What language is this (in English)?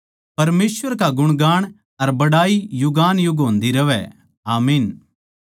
Haryanvi